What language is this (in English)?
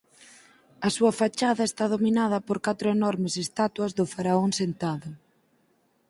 Galician